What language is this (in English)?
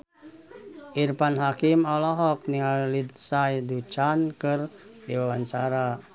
Sundanese